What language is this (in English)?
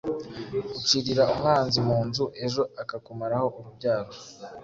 Kinyarwanda